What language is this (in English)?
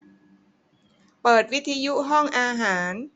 Thai